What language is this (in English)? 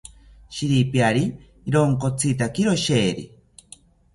South Ucayali Ashéninka